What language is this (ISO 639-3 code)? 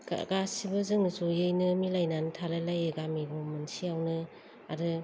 brx